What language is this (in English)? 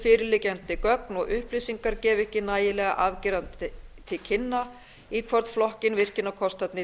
Icelandic